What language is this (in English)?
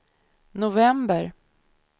Swedish